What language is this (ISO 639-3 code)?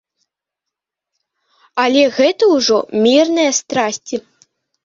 bel